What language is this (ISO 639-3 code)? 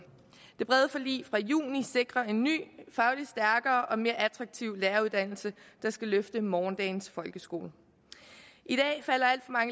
dan